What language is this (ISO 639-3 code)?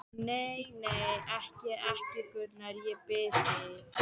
isl